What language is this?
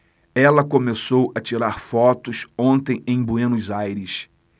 Portuguese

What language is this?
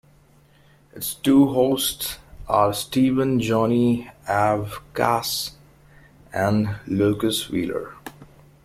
English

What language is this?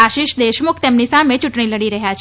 Gujarati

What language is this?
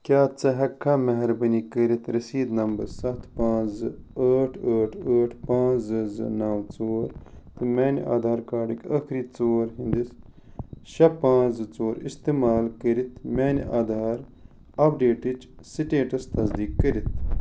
Kashmiri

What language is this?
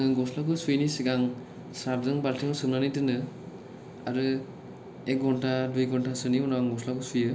Bodo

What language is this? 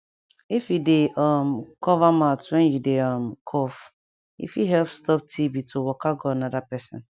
Nigerian Pidgin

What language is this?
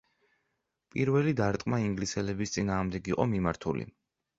Georgian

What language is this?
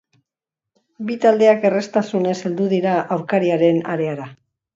Basque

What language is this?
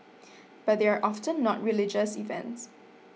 English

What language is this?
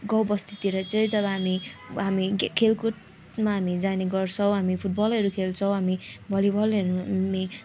Nepali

